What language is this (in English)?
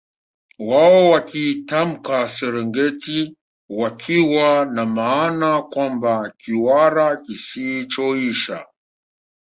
Swahili